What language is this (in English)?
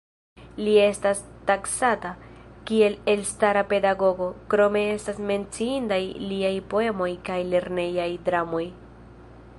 Esperanto